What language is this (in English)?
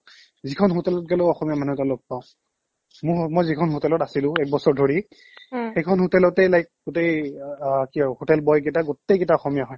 Assamese